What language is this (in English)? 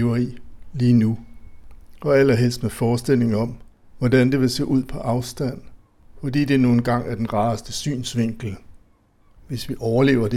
Danish